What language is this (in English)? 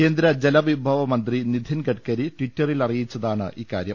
Malayalam